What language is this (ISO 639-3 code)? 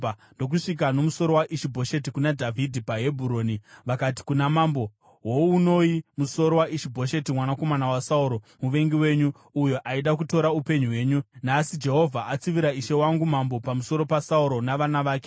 sna